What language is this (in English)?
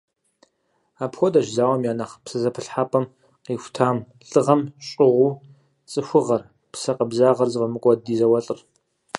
Kabardian